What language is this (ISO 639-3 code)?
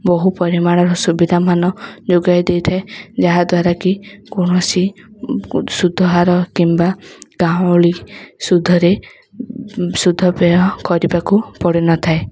ori